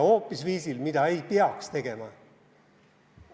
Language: Estonian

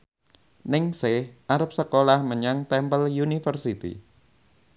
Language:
Javanese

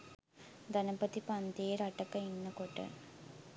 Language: Sinhala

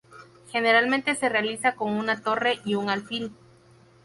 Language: Spanish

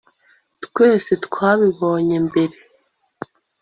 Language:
Kinyarwanda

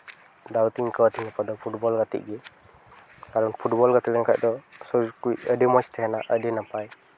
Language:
Santali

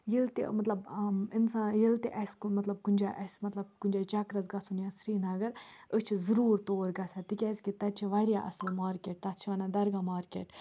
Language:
Kashmiri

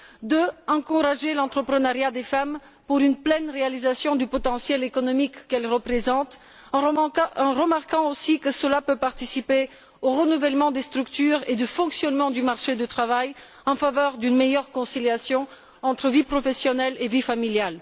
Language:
French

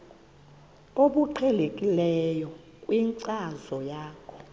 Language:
Xhosa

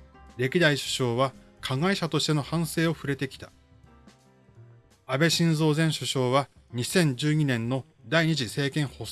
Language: Japanese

